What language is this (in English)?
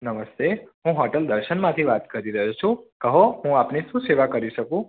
Gujarati